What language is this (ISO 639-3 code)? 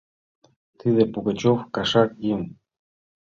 chm